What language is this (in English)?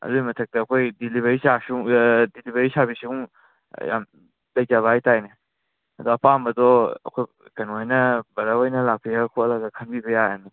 Manipuri